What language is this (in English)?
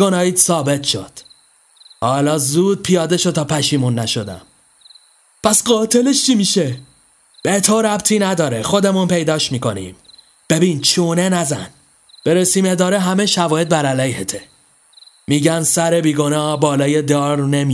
Persian